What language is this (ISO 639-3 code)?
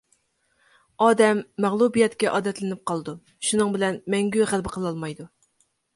uig